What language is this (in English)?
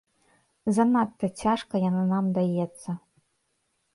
Belarusian